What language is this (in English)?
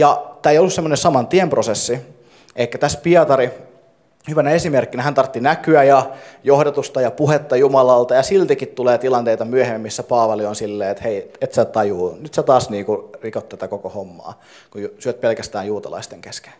Finnish